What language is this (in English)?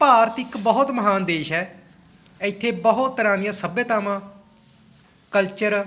Punjabi